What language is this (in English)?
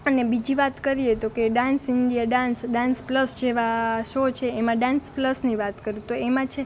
Gujarati